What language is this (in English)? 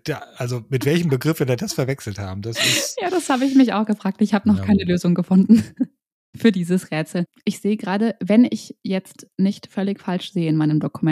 German